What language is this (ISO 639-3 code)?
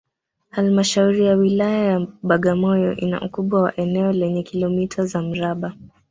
swa